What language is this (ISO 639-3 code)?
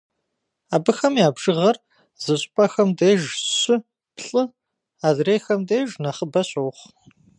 kbd